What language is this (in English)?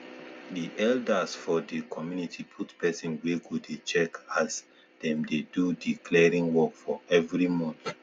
Nigerian Pidgin